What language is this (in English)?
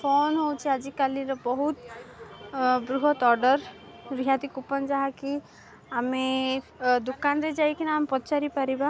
Odia